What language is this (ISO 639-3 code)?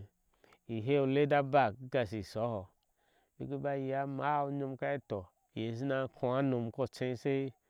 ahs